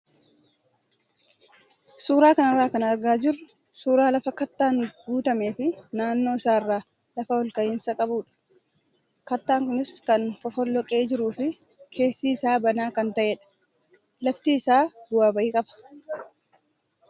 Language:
Oromo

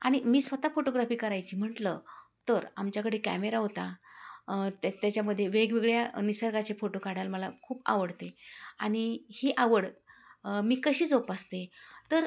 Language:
Marathi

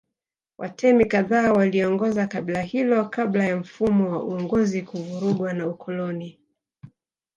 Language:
Swahili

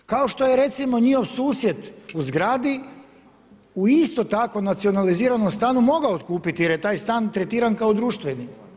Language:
Croatian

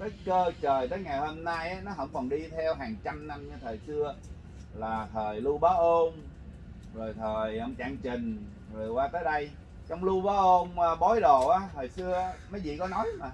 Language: Vietnamese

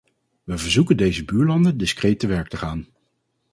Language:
Dutch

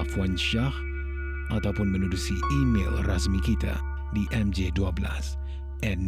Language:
Malay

